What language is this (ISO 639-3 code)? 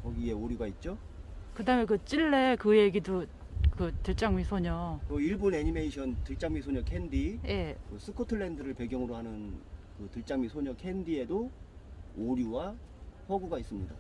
kor